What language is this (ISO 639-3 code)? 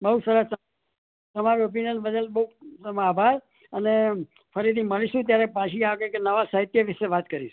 guj